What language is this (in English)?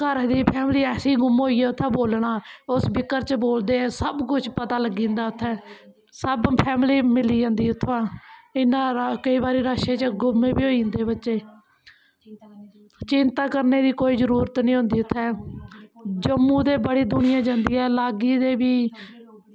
Dogri